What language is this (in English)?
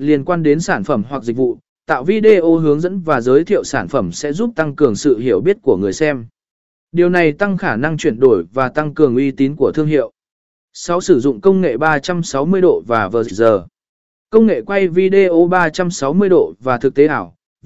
Vietnamese